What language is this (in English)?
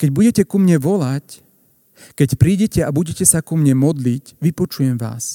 Slovak